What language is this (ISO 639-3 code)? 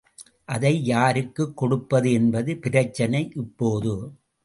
tam